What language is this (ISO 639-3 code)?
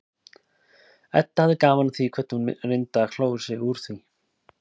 isl